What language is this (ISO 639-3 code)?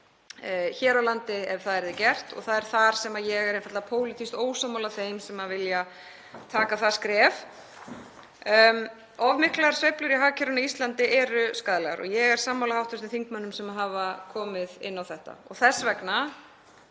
isl